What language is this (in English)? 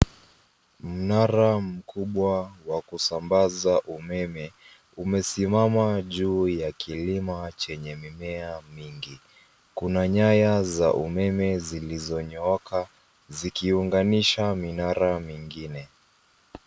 Swahili